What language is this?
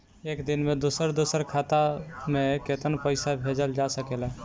Bhojpuri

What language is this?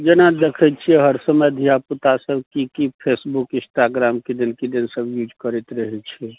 Maithili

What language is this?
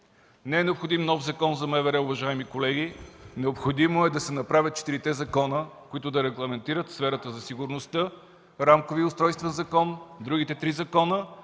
Bulgarian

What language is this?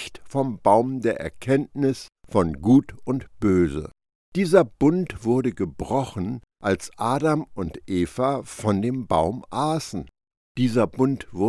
German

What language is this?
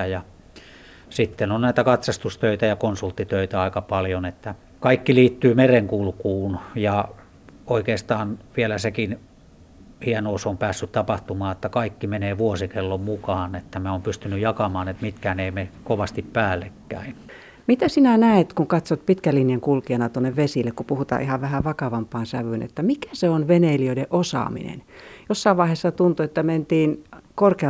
Finnish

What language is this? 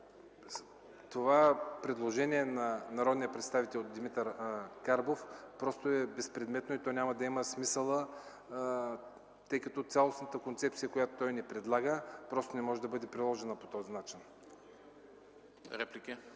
Bulgarian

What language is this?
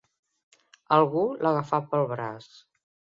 Catalan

